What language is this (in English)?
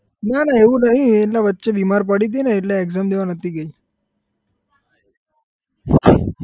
Gujarati